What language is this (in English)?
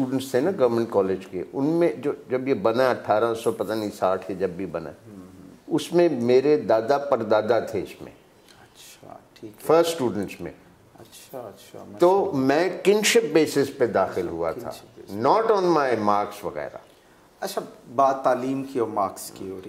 Hindi